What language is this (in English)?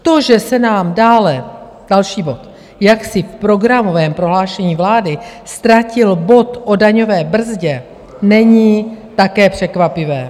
Czech